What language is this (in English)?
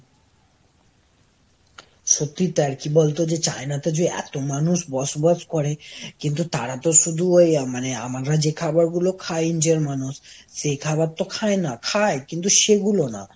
Bangla